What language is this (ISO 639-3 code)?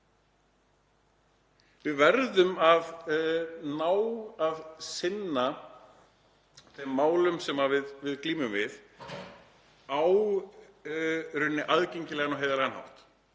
isl